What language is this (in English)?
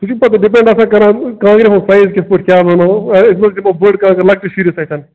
Kashmiri